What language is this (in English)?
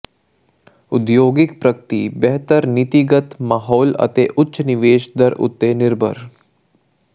Punjabi